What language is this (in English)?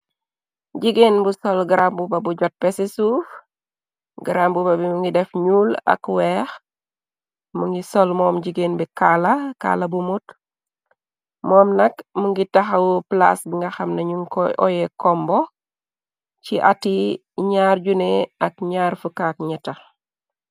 Wolof